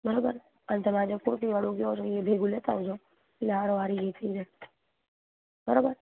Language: Gujarati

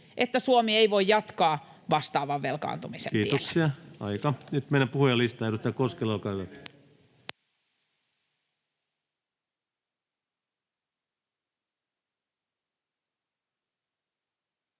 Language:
Finnish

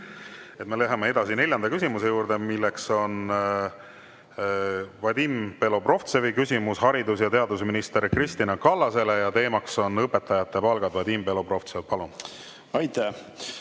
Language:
Estonian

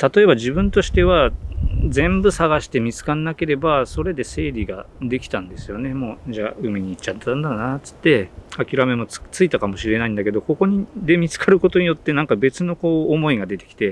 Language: Japanese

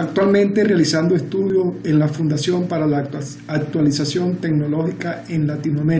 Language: Spanish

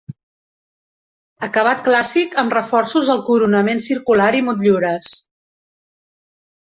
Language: Catalan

